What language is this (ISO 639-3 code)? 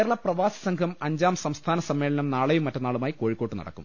mal